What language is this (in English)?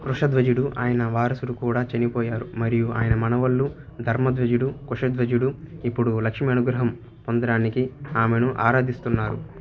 Telugu